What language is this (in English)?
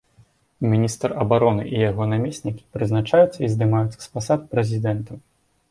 Belarusian